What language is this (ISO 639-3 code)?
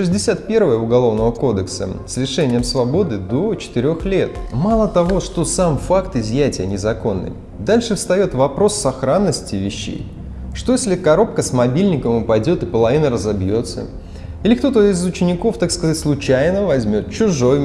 rus